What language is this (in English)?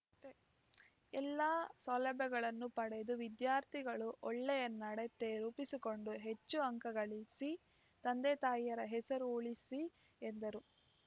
Kannada